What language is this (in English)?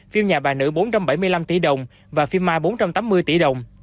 Vietnamese